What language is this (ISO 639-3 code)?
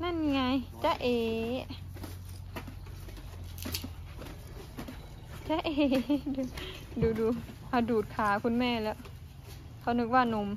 tha